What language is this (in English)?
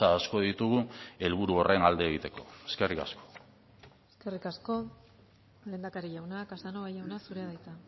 Basque